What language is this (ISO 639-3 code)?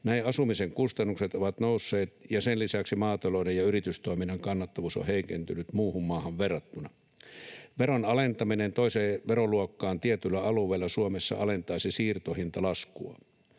fin